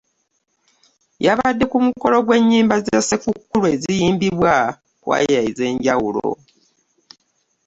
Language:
Ganda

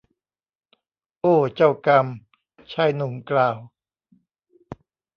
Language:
Thai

